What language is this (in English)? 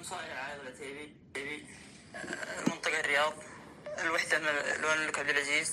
Arabic